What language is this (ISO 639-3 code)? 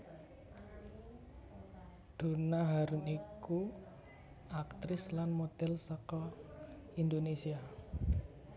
jav